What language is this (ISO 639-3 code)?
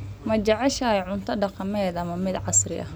som